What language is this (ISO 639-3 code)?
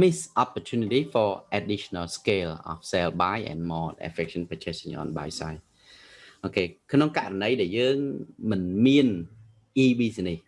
vie